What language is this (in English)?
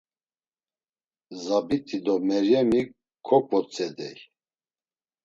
Laz